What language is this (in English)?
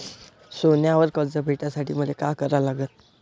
Marathi